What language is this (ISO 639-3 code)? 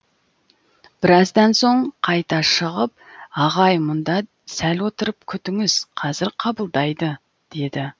kaz